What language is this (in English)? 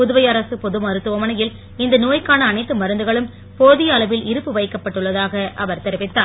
Tamil